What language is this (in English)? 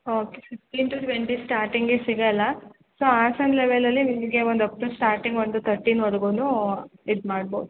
Kannada